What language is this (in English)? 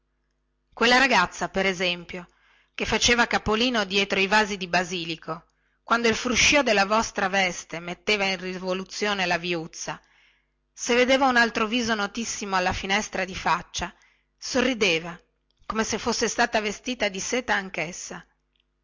Italian